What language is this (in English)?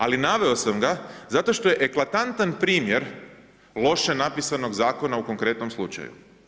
Croatian